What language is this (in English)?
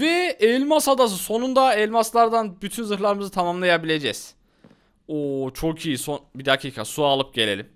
Turkish